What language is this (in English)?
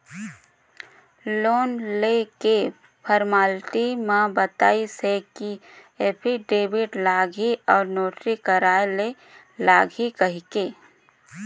Chhattisgarhi